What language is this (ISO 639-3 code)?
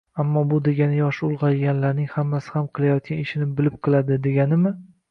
uzb